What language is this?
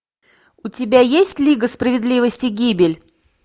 Russian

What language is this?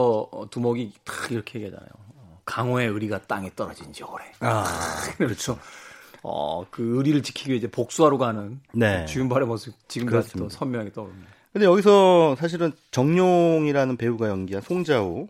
Korean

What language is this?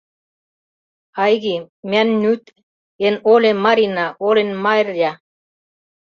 Mari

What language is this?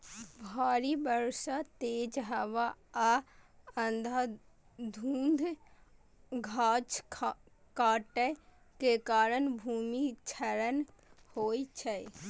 Maithili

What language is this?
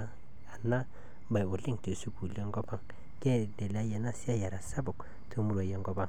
Masai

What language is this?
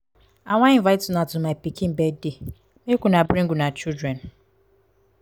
Nigerian Pidgin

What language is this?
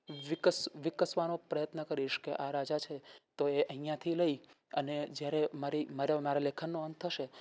Gujarati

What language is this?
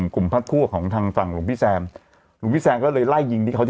Thai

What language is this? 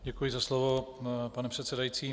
Czech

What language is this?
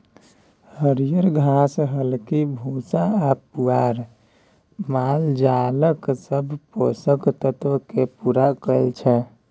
Maithili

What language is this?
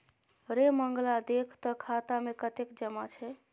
Maithili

